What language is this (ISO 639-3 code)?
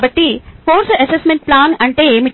tel